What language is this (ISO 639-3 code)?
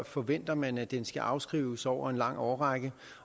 dan